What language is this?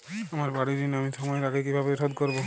Bangla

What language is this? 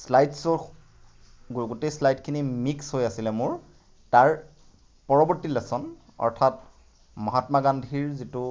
Assamese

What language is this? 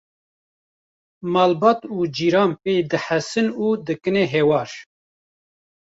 Kurdish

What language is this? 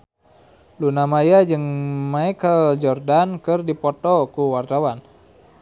Sundanese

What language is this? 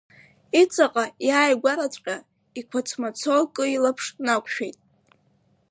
Abkhazian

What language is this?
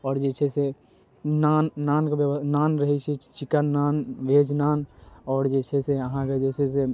Maithili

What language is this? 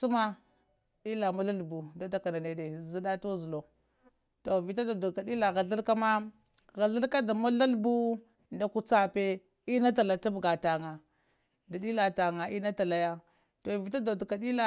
Lamang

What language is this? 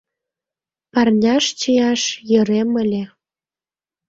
Mari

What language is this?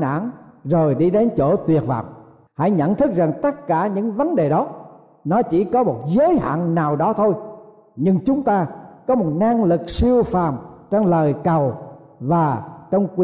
Vietnamese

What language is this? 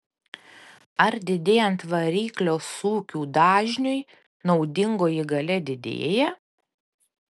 Lithuanian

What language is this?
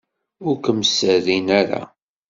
Kabyle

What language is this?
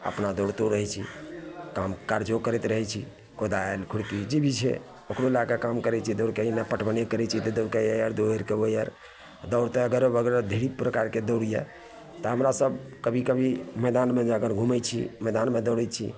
Maithili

